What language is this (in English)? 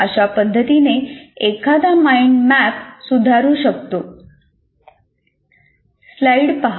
Marathi